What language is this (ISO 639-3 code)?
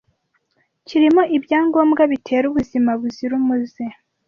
kin